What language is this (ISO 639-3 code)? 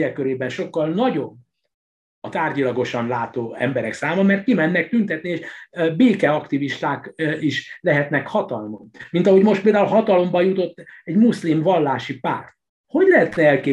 hun